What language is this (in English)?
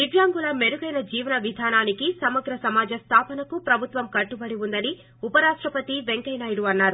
Telugu